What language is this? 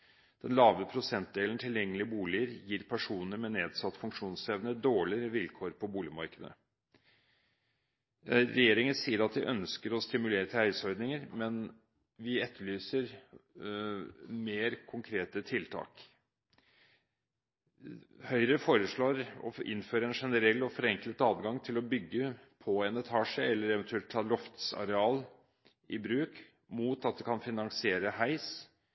Norwegian Bokmål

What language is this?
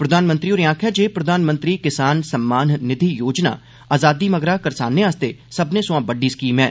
Dogri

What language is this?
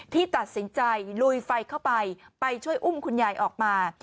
Thai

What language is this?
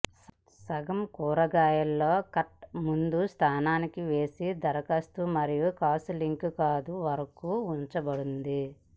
Telugu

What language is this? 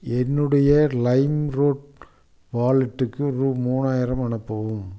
Tamil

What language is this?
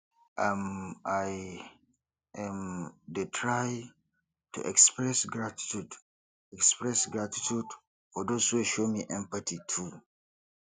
Nigerian Pidgin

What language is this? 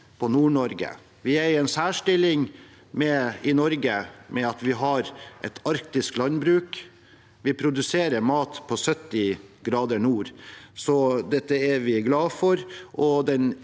Norwegian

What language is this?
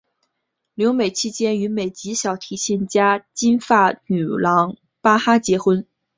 Chinese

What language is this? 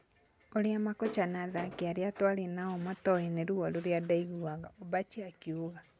Kikuyu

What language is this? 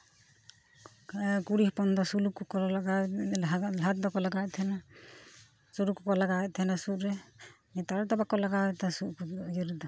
Santali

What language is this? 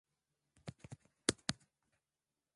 Swahili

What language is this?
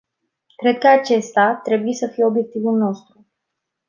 Romanian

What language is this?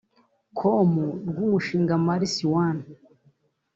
Kinyarwanda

